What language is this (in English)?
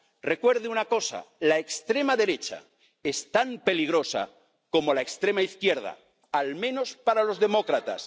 Spanish